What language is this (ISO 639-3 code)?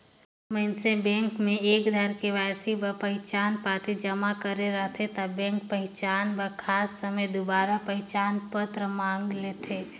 hne